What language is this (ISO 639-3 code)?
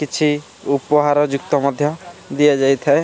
ori